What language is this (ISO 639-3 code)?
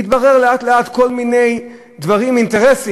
heb